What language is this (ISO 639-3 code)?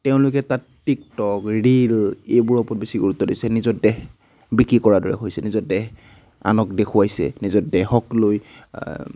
asm